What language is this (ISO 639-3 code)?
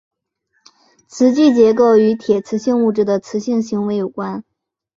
zho